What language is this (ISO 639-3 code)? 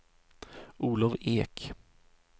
swe